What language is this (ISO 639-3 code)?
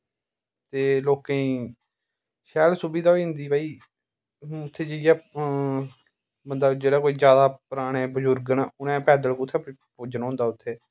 doi